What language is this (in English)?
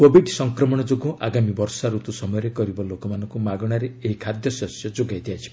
Odia